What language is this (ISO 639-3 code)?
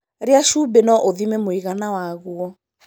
kik